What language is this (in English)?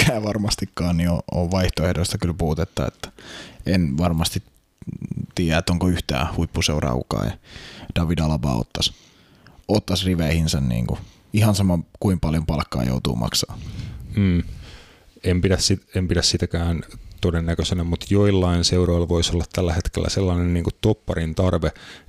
Finnish